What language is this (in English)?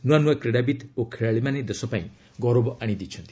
Odia